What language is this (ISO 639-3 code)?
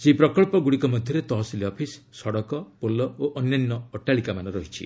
ori